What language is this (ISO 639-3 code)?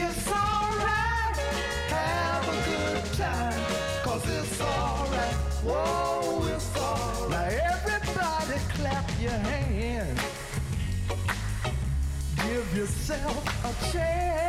eng